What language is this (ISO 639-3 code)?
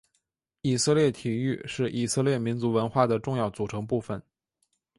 zho